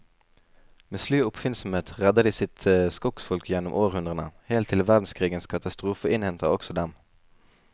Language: Norwegian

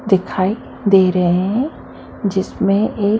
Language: Hindi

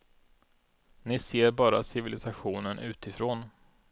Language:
Swedish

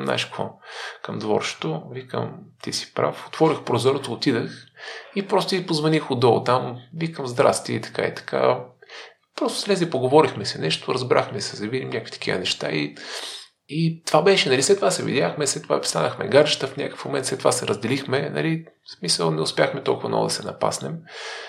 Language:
Bulgarian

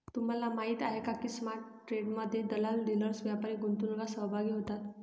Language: Marathi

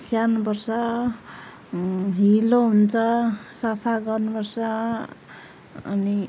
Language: Nepali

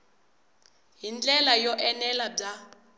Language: Tsonga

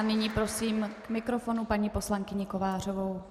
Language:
Czech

